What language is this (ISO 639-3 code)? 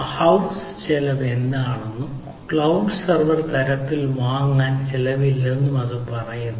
mal